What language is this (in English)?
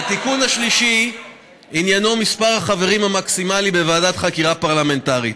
Hebrew